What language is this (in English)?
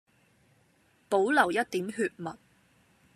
Cantonese